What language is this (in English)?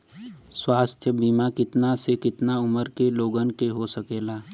Bhojpuri